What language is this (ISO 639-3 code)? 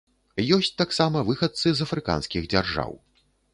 bel